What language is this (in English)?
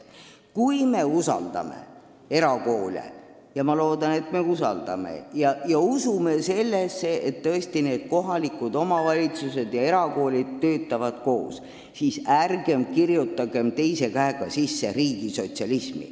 Estonian